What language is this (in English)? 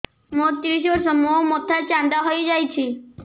Odia